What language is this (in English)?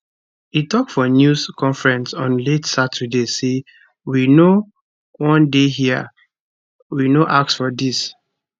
Nigerian Pidgin